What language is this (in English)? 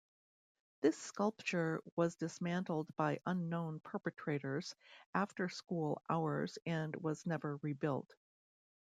English